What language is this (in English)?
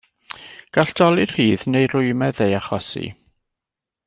Welsh